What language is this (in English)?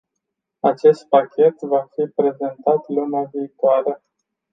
Romanian